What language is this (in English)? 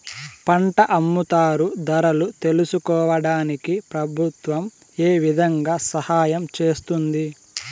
Telugu